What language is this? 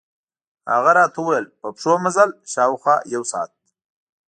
Pashto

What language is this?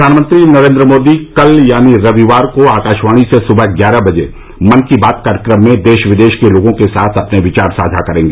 Hindi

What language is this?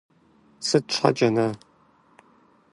Kabardian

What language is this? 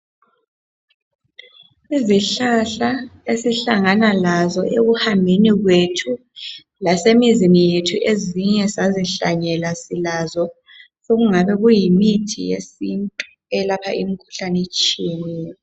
North Ndebele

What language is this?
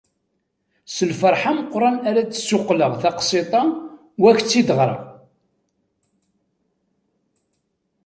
Kabyle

